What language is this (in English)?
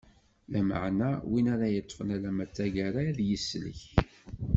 Kabyle